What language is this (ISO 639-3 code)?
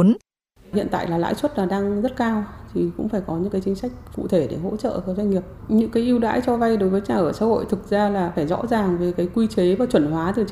vie